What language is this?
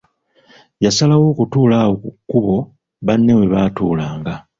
Ganda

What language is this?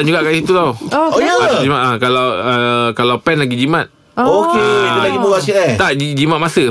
Malay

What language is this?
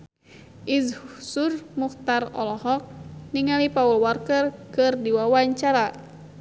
Sundanese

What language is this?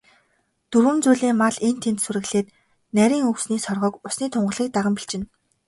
Mongolian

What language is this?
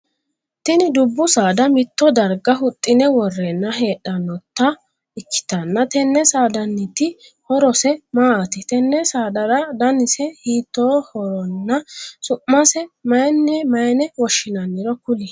Sidamo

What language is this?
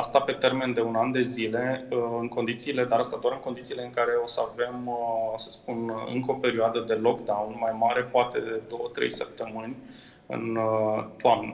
Romanian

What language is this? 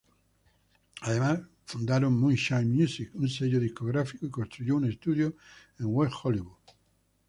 Spanish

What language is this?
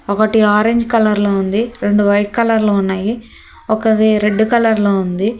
Telugu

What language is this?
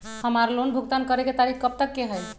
Magahi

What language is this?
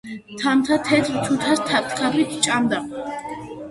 Georgian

